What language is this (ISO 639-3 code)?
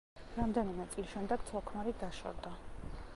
kat